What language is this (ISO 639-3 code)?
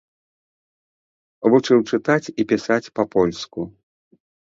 bel